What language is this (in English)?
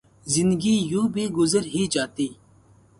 Urdu